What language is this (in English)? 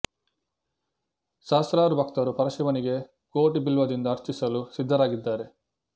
Kannada